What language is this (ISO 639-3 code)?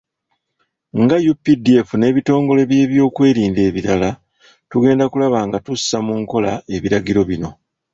lug